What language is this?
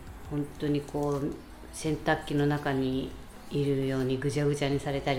Japanese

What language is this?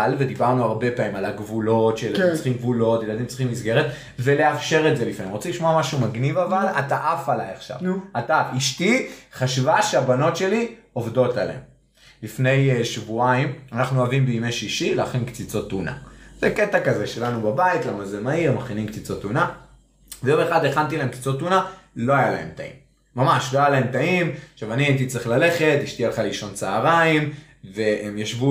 Hebrew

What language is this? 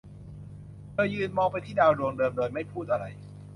Thai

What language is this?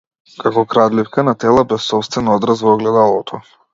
Macedonian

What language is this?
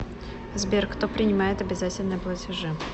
Russian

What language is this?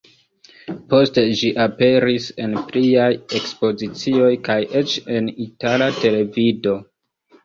Esperanto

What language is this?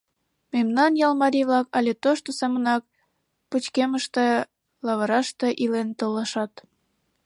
Mari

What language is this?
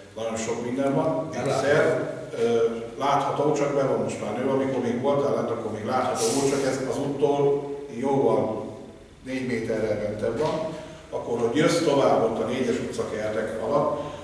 Hungarian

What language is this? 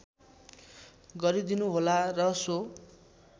Nepali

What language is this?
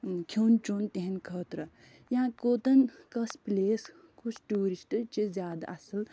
Kashmiri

